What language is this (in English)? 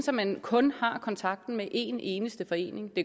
Danish